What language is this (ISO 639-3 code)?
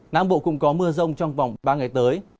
vie